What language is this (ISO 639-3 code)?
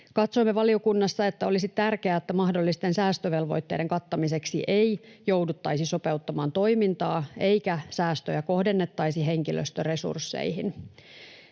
fin